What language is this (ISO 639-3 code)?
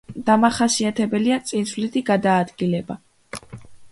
kat